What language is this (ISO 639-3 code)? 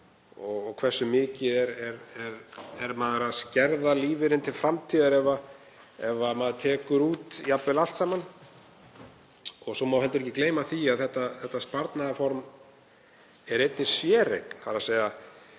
isl